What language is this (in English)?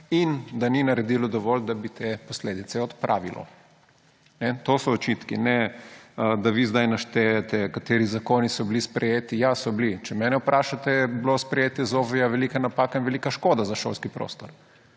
Slovenian